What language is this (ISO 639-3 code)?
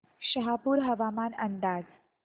mar